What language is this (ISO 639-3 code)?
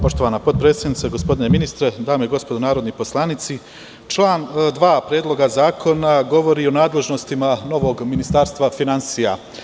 srp